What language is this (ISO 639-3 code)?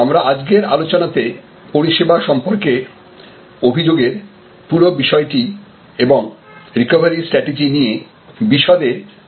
ben